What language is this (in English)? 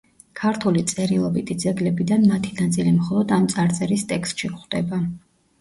Georgian